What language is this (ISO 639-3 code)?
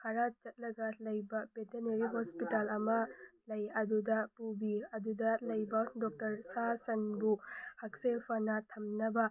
mni